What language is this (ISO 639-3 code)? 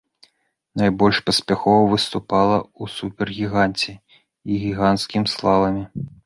bel